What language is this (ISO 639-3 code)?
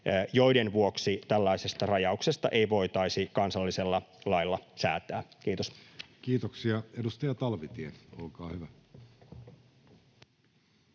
fin